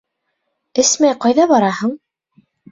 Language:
Bashkir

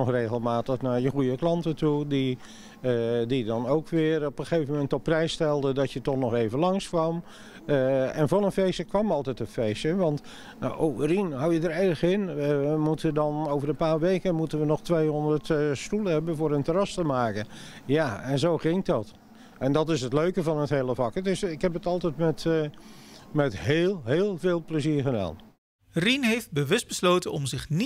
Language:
Dutch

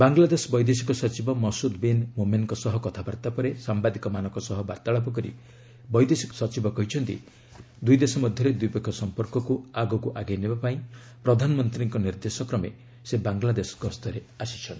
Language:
Odia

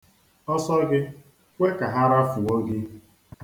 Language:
Igbo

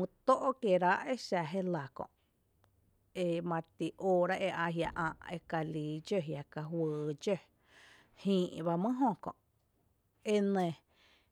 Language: Tepinapa Chinantec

